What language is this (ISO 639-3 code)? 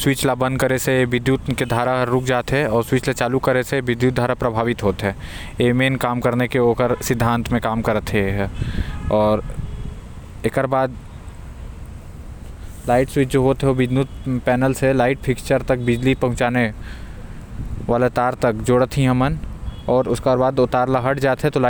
kfp